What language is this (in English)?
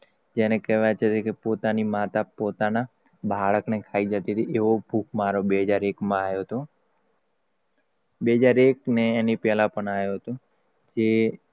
Gujarati